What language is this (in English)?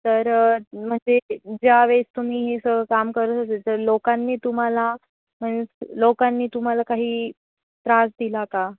Marathi